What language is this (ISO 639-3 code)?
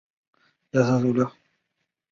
zho